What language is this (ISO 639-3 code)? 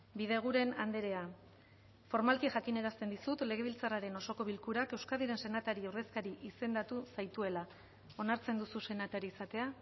eus